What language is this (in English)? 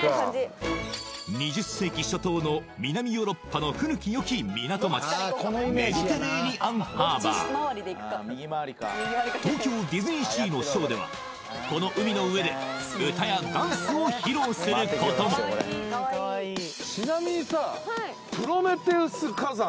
Japanese